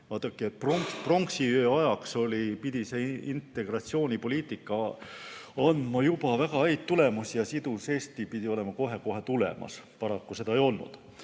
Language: Estonian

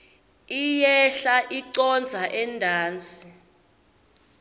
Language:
Swati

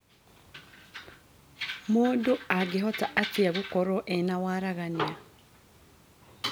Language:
Kikuyu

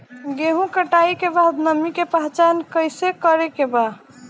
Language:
Bhojpuri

